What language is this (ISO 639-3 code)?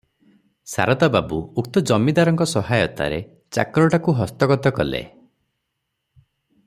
ori